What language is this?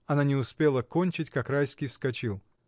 Russian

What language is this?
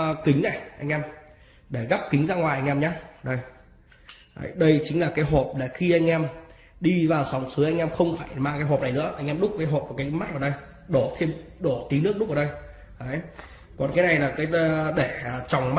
Vietnamese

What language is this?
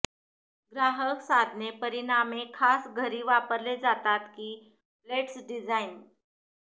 Marathi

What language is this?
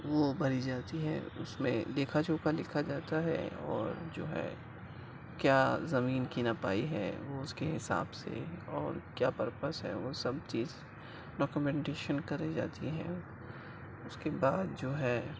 Urdu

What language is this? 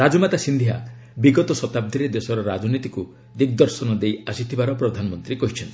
Odia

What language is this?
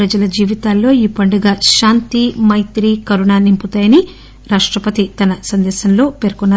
Telugu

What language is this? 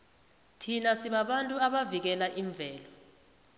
South Ndebele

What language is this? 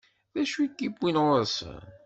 Kabyle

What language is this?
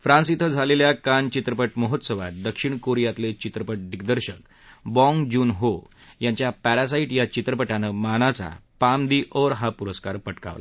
Marathi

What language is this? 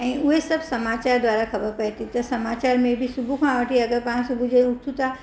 Sindhi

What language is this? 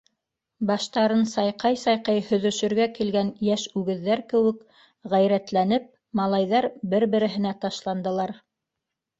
Bashkir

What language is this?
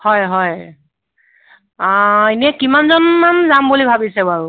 Assamese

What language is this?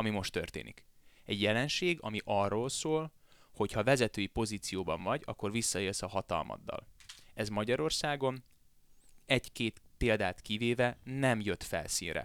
Hungarian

